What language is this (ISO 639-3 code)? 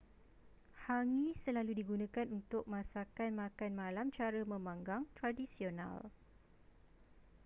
msa